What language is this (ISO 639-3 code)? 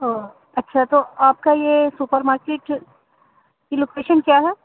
urd